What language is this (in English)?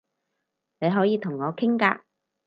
Cantonese